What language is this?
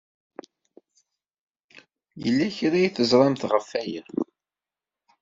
Kabyle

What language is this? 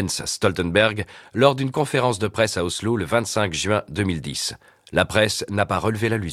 French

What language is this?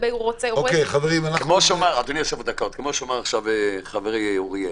Hebrew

